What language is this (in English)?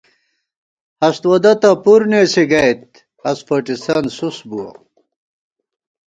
Gawar-Bati